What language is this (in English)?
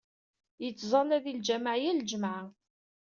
Kabyle